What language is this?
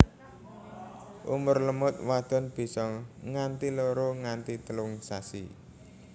Javanese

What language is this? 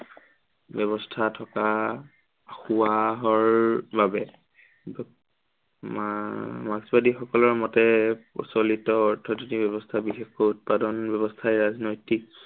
Assamese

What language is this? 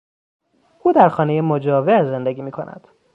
Persian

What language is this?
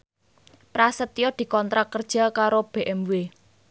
Javanese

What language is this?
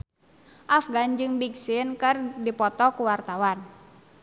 Sundanese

